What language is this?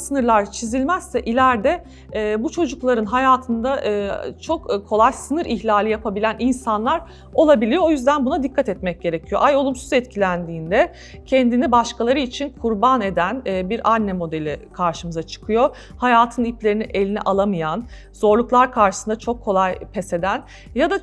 Turkish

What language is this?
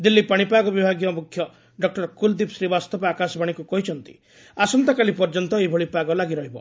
Odia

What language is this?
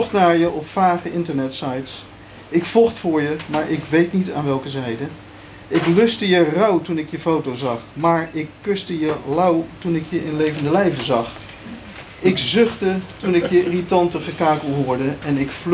Dutch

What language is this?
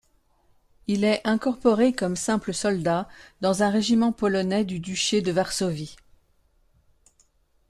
French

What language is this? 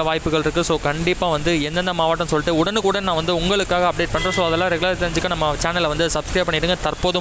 Romanian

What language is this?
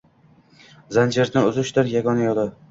Uzbek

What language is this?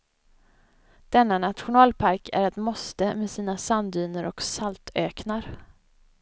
Swedish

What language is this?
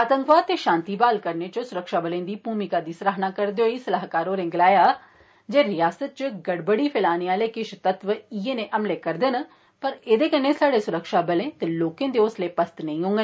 Dogri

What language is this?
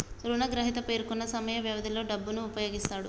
Telugu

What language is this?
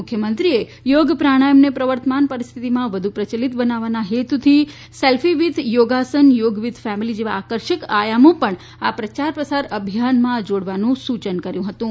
Gujarati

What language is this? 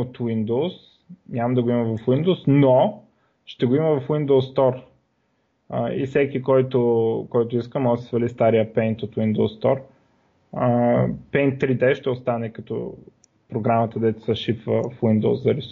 Bulgarian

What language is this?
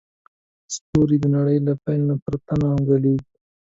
Pashto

